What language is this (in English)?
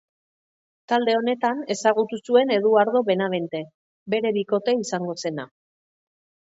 Basque